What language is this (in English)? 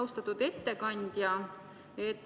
Estonian